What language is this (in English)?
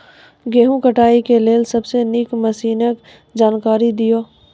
Maithili